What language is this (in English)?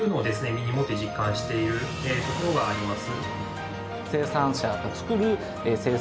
Japanese